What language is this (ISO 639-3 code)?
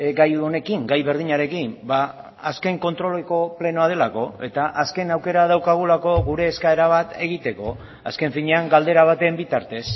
eus